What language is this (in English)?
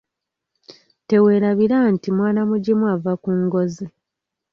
Ganda